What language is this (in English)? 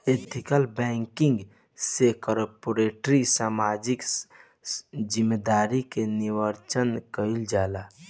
Bhojpuri